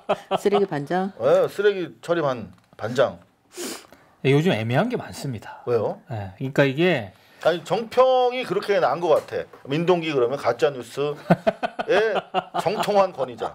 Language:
Korean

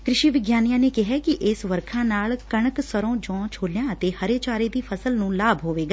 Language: Punjabi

